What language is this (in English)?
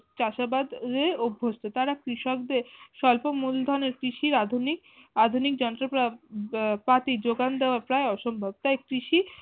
Bangla